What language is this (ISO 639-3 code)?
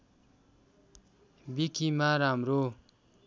nep